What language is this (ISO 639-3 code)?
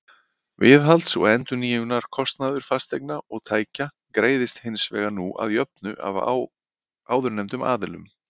isl